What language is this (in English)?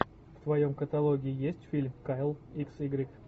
Russian